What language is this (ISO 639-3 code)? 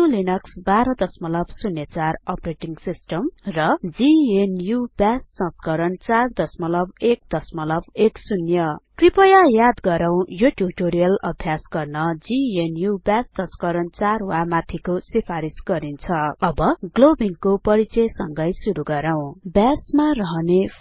nep